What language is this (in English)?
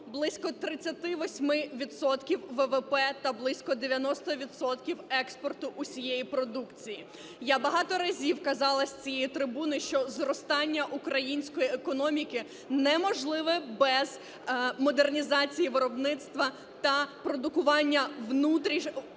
Ukrainian